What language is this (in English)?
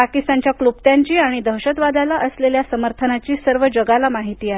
Marathi